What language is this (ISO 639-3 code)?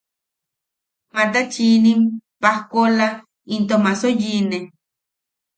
yaq